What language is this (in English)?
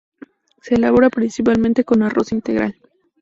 Spanish